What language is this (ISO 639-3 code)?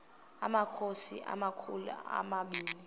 xho